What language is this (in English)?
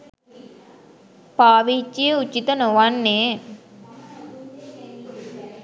Sinhala